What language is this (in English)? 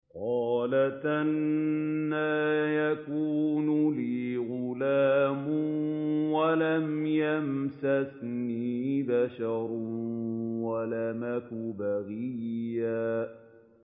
Arabic